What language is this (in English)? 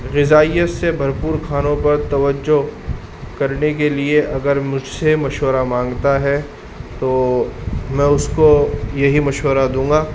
Urdu